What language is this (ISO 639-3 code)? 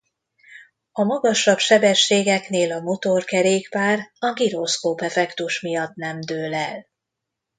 hun